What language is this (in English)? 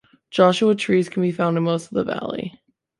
English